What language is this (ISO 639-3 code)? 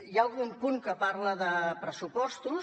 cat